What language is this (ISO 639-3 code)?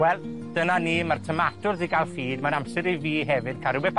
cym